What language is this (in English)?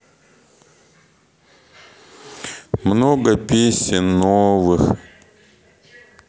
Russian